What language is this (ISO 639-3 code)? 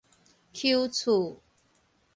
nan